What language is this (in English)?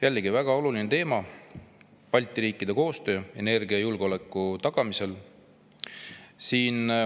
Estonian